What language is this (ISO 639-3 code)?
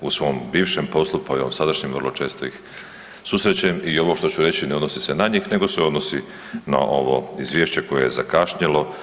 hrv